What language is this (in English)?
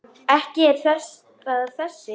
Icelandic